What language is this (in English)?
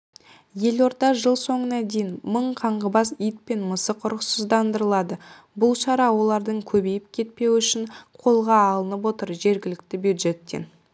Kazakh